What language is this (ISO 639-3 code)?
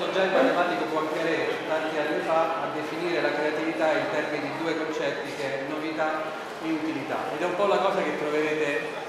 ita